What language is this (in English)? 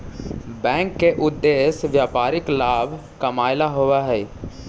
Magahi